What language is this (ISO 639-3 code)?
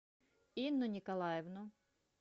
rus